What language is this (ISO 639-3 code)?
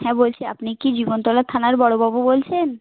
ben